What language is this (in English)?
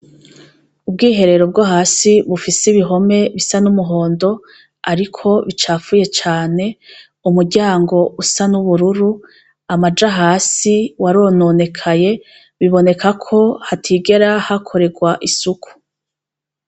Rundi